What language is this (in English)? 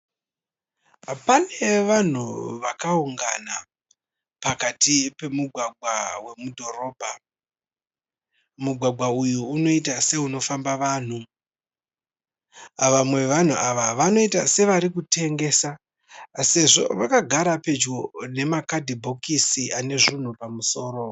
Shona